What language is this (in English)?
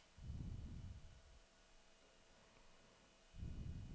Danish